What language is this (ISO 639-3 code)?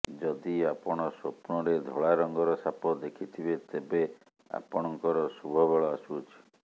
ori